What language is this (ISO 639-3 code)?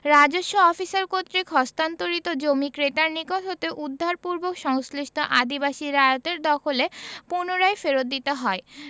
ben